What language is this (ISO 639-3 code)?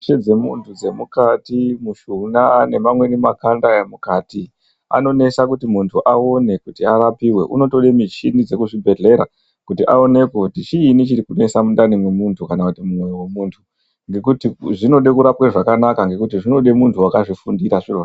ndc